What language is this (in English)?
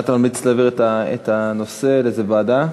Hebrew